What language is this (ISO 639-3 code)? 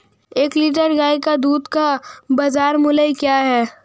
hin